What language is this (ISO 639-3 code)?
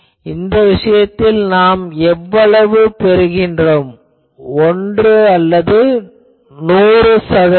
tam